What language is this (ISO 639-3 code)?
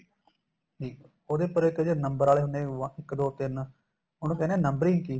pan